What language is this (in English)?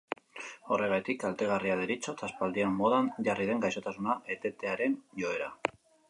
Basque